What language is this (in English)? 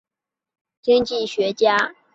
Chinese